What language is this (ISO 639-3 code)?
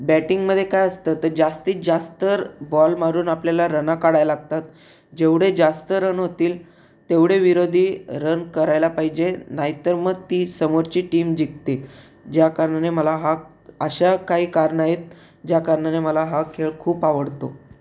mar